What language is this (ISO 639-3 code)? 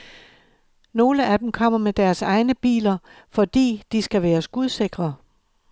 dan